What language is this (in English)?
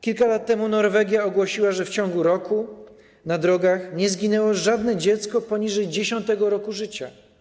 Polish